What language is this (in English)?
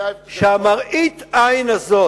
Hebrew